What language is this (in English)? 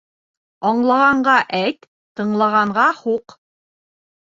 Bashkir